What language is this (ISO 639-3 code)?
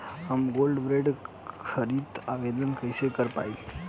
bho